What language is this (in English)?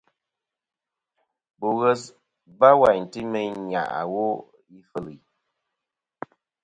Kom